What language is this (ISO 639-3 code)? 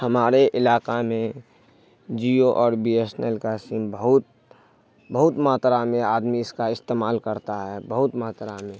urd